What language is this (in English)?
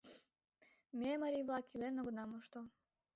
Mari